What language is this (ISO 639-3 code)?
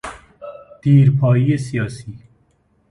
fas